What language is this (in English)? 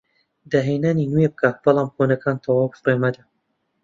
Central Kurdish